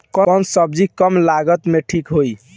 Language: Bhojpuri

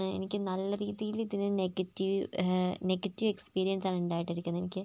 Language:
Malayalam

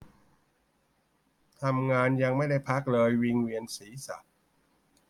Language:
Thai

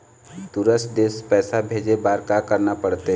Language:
Chhattisgarhi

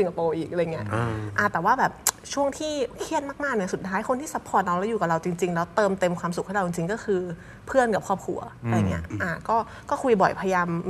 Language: Thai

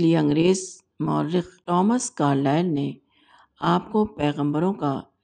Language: Urdu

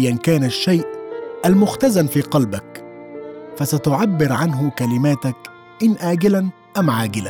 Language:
Arabic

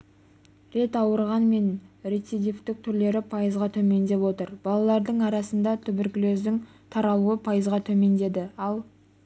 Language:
Kazakh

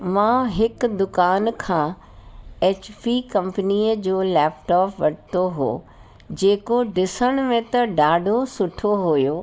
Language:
Sindhi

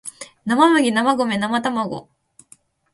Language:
Japanese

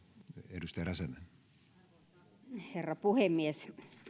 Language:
Finnish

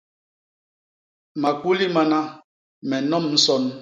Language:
Basaa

